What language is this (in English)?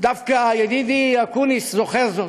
Hebrew